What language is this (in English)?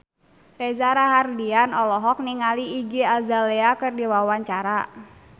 Sundanese